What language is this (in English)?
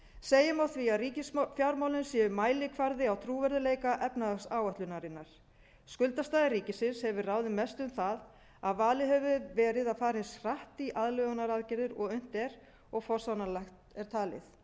Icelandic